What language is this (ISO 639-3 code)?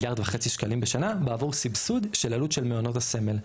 heb